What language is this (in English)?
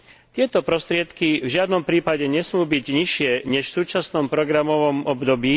Slovak